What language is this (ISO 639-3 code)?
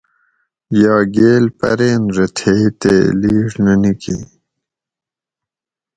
gwc